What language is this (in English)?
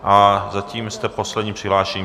Czech